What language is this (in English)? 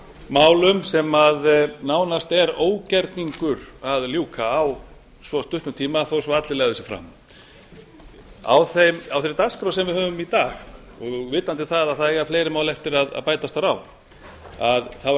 Icelandic